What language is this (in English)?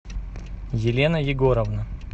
Russian